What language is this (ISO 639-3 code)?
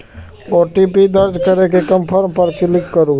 mai